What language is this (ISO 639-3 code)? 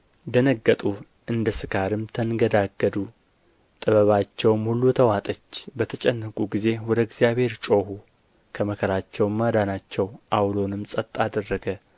amh